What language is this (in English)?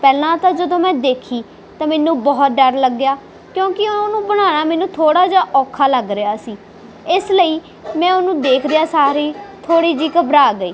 Punjabi